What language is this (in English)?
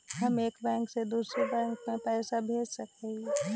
Magahi